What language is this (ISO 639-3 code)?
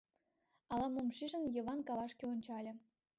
chm